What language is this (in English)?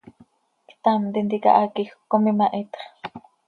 Seri